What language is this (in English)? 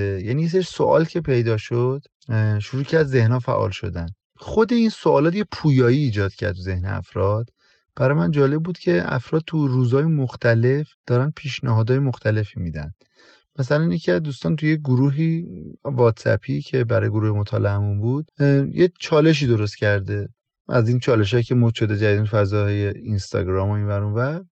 Persian